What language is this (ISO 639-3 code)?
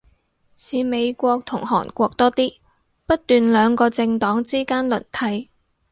yue